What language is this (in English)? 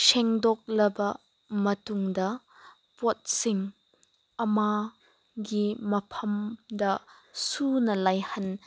Manipuri